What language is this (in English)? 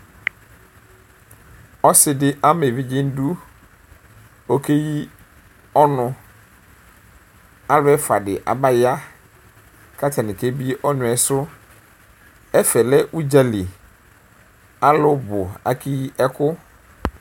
Ikposo